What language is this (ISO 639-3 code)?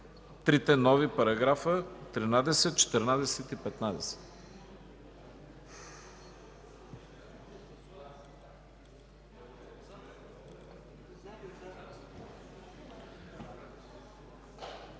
bul